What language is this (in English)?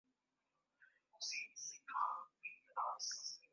Swahili